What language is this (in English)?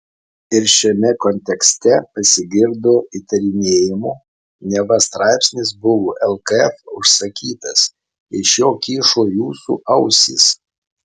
Lithuanian